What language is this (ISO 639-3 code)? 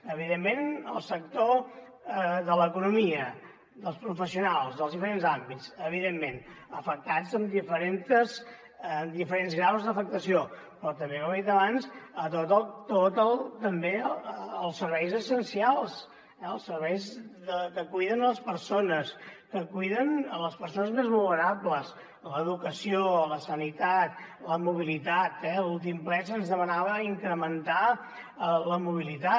cat